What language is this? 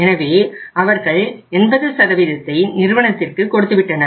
Tamil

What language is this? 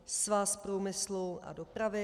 Czech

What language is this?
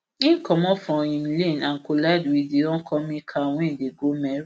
Nigerian Pidgin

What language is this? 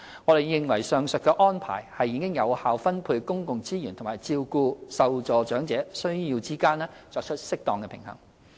Cantonese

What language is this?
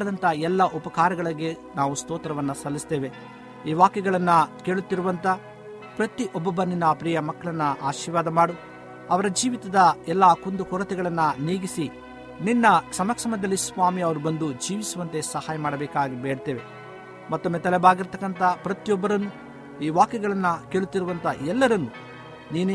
Kannada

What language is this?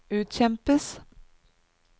Norwegian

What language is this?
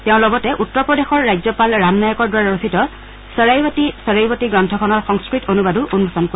Assamese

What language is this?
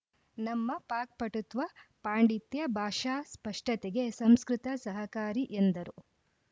Kannada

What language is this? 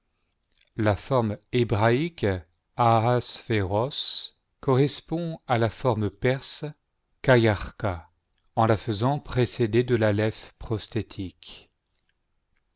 French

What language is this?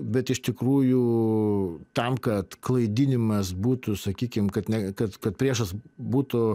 Lithuanian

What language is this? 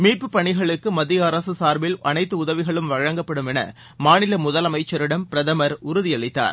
Tamil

